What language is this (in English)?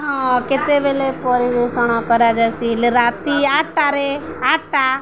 Odia